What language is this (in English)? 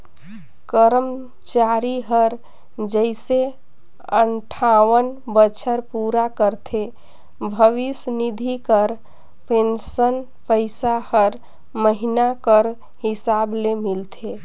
Chhattisgarhi